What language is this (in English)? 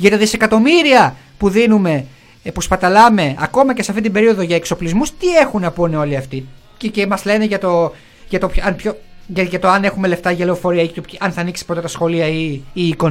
Greek